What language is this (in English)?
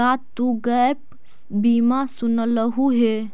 Magahi